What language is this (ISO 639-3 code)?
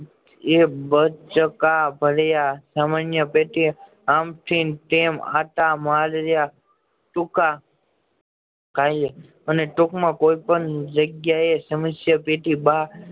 guj